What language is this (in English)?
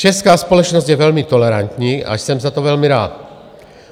Czech